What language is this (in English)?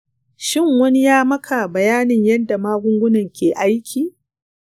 Hausa